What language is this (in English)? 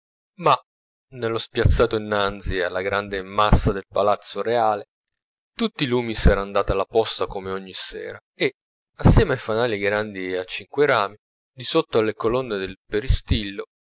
Italian